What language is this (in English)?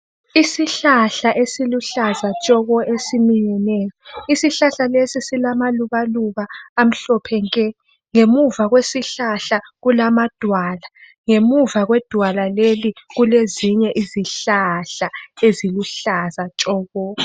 North Ndebele